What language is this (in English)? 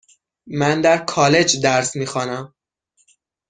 Persian